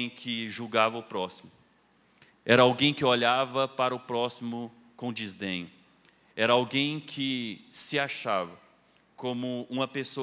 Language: Portuguese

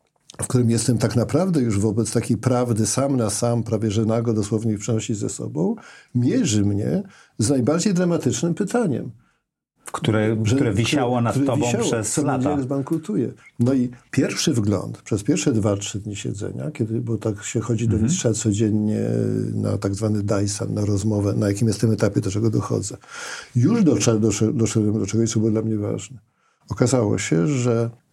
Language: Polish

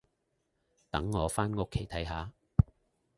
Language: Cantonese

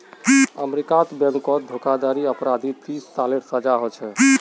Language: Magahi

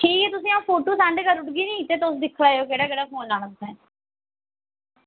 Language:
Dogri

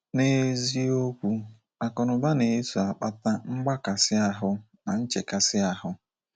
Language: Igbo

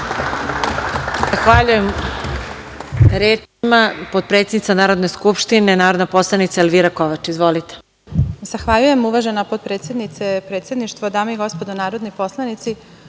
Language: Serbian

